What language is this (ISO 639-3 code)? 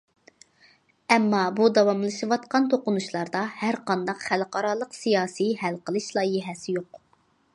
uig